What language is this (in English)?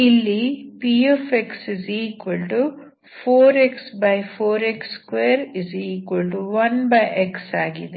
Kannada